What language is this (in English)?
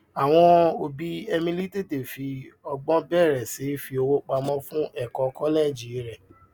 Yoruba